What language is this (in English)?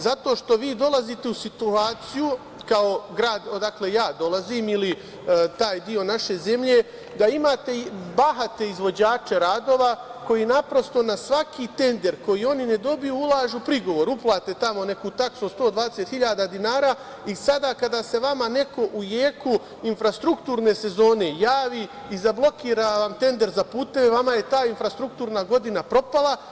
Serbian